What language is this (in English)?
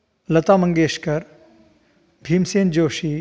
Sanskrit